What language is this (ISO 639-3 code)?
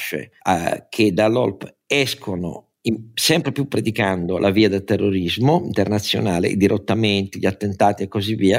ita